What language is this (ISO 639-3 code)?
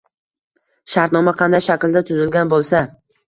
uzb